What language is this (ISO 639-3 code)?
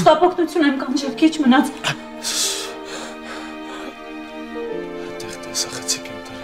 ron